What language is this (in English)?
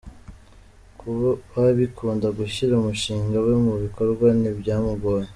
Kinyarwanda